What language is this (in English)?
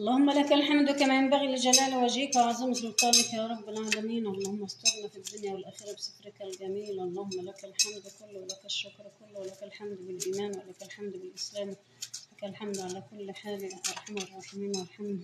Arabic